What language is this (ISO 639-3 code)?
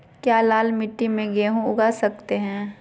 mag